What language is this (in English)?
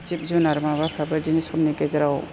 Bodo